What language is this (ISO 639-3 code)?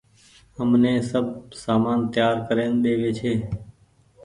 gig